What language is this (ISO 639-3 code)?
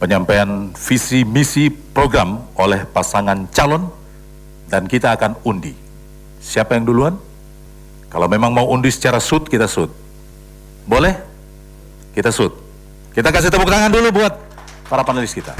ind